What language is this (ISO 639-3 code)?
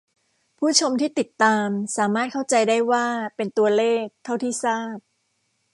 tha